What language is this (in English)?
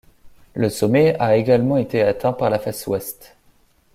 French